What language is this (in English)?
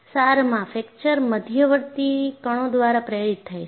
Gujarati